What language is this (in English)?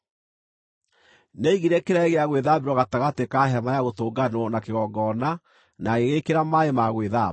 Kikuyu